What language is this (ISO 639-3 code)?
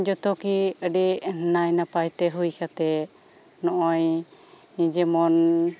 sat